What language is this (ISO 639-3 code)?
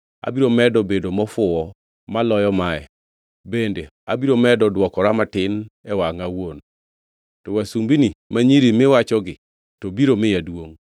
luo